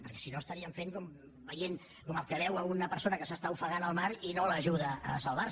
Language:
Catalan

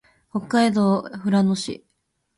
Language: Japanese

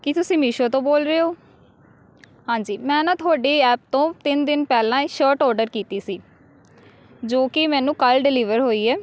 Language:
Punjabi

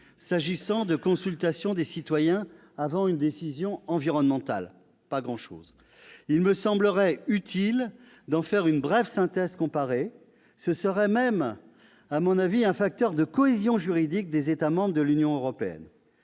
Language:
French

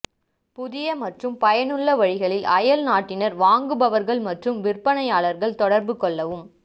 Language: Tamil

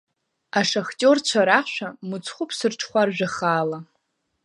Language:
Abkhazian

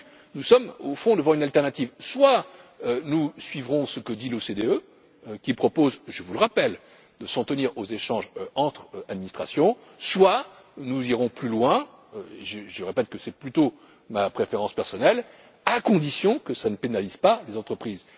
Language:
French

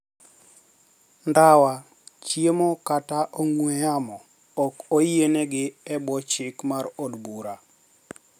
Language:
Luo (Kenya and Tanzania)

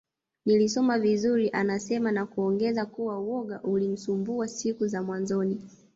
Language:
Swahili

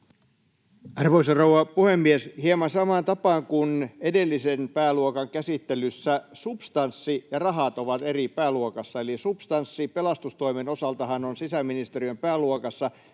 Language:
Finnish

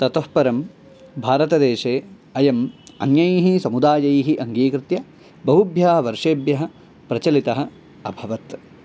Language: Sanskrit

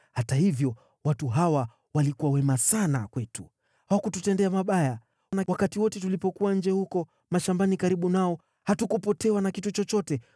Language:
Swahili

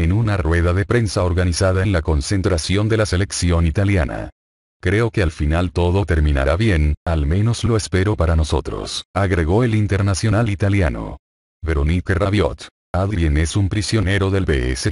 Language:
Spanish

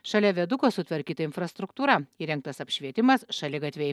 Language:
Lithuanian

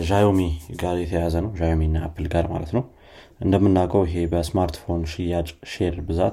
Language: Amharic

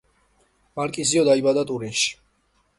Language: Georgian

